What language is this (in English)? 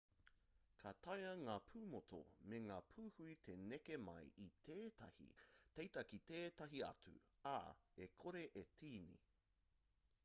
Māori